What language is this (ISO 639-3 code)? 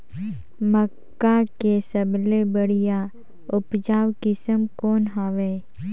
hne